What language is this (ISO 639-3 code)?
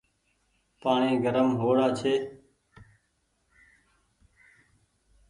gig